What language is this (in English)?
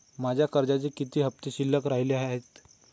Marathi